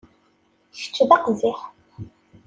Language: Kabyle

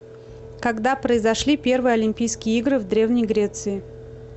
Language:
Russian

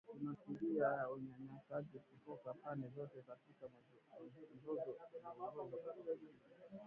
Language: Swahili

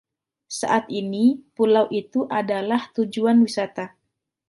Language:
Indonesian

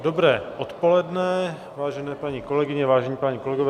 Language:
Czech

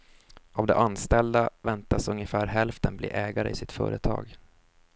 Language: Swedish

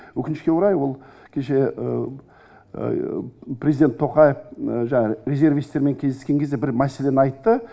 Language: Kazakh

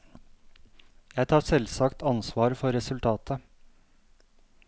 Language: Norwegian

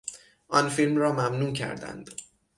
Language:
Persian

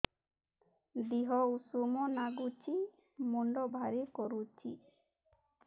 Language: Odia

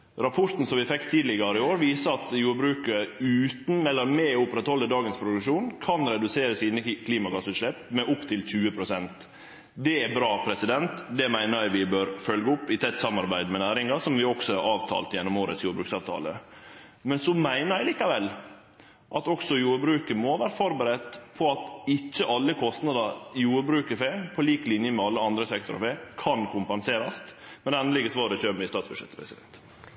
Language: Norwegian Nynorsk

